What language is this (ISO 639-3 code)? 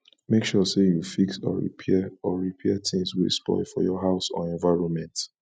pcm